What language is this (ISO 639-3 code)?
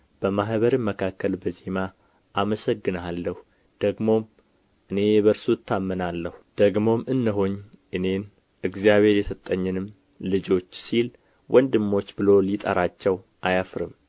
amh